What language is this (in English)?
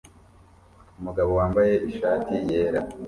Kinyarwanda